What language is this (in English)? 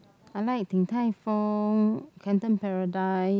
English